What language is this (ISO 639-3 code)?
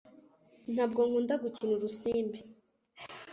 kin